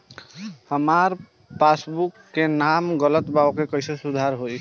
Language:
Bhojpuri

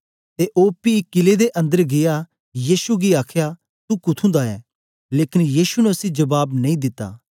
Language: Dogri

